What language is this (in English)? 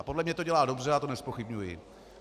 Czech